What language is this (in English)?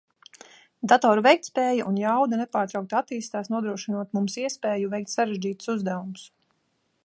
Latvian